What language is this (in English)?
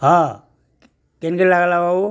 Odia